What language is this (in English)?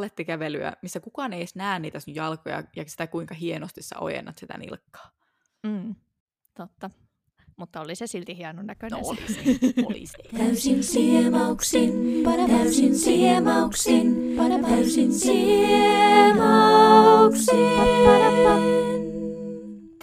Finnish